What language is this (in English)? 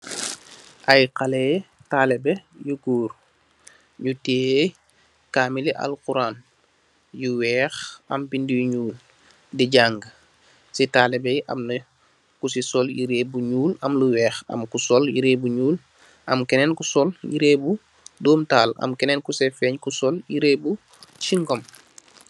Wolof